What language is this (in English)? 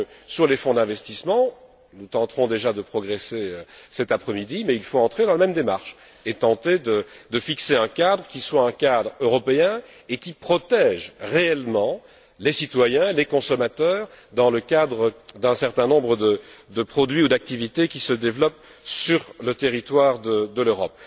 French